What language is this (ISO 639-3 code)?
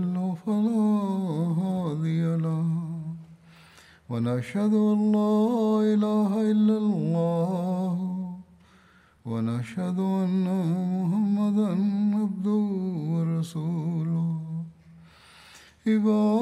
mal